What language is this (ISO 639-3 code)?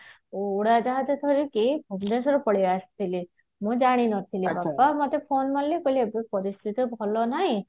ori